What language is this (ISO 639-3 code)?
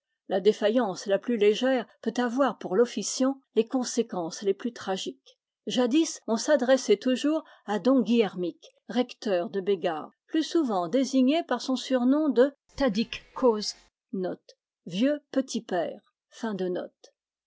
fra